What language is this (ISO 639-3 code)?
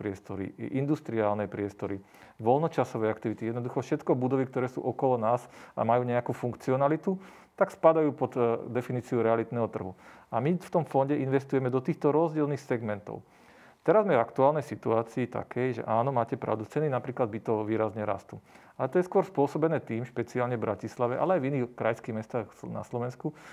slk